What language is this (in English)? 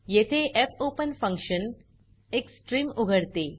Marathi